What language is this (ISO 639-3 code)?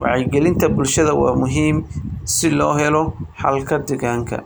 som